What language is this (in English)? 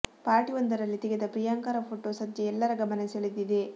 Kannada